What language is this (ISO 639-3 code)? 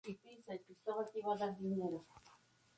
spa